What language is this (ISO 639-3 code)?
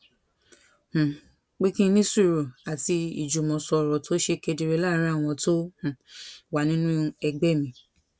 yor